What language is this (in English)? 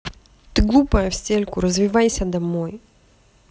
Russian